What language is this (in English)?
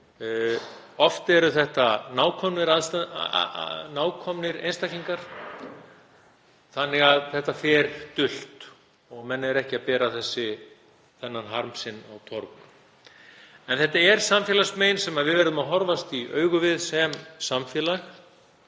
Icelandic